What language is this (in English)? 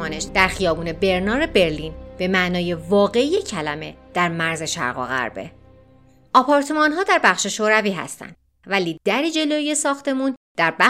Persian